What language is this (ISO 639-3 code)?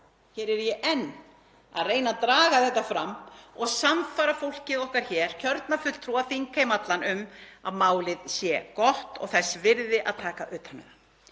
isl